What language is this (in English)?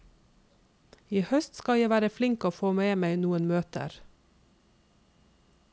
Norwegian